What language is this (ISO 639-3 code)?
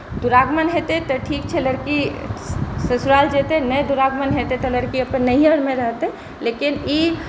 mai